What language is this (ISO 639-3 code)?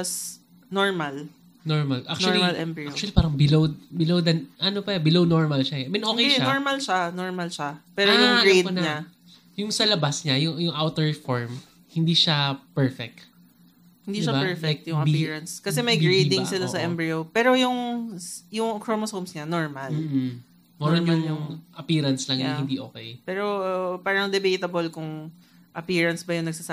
fil